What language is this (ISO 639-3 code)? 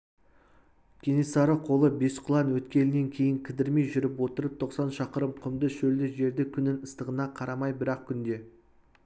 kaz